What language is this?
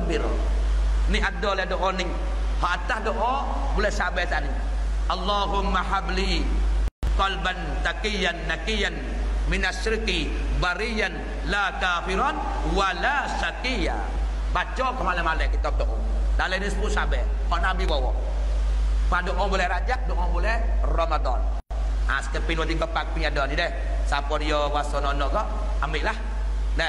Malay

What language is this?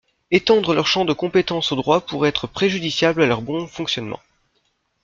French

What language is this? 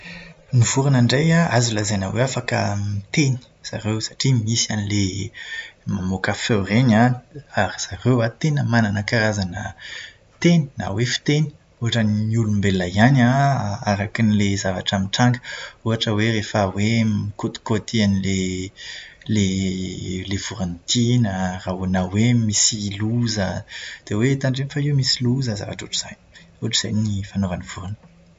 Malagasy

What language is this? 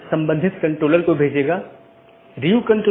Hindi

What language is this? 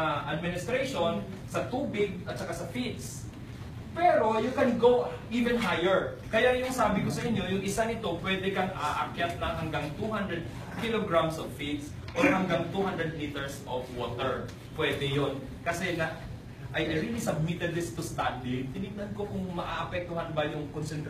Filipino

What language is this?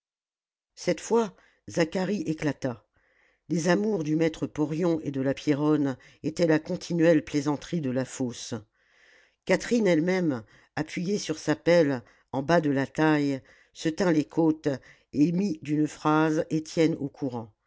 French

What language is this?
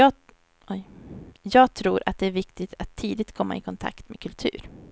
Swedish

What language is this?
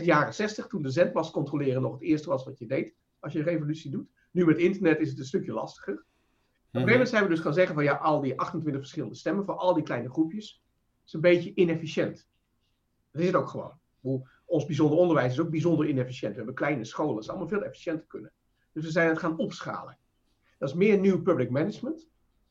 Dutch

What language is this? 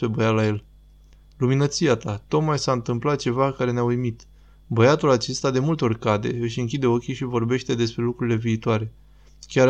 Romanian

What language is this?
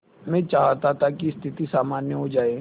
Hindi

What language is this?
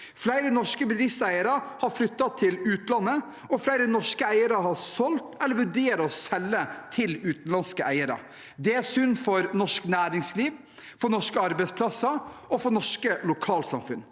Norwegian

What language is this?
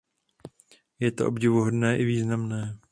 Czech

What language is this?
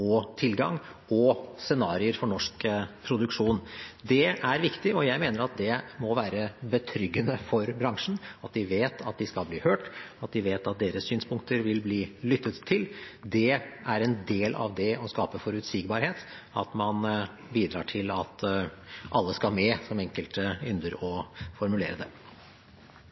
Norwegian Bokmål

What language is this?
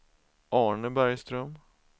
Swedish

